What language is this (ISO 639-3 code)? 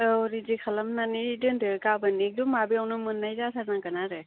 brx